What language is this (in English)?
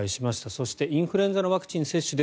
Japanese